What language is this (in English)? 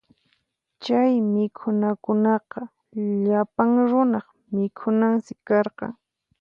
Puno Quechua